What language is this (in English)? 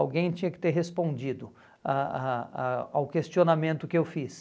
Portuguese